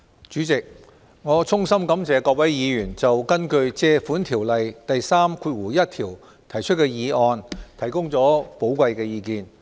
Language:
Cantonese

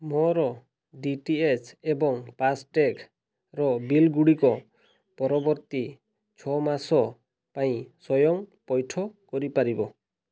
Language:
Odia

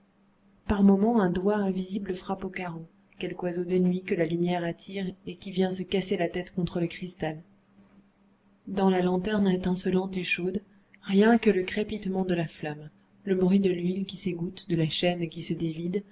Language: French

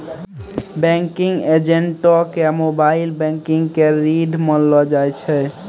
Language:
Maithili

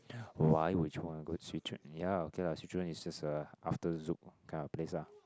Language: English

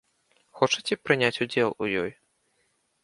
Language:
Belarusian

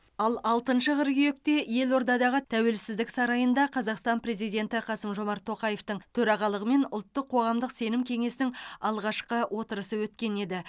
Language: Kazakh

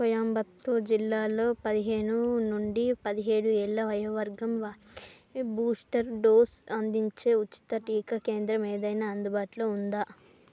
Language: Telugu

